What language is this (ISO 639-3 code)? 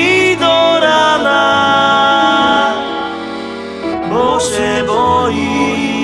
slk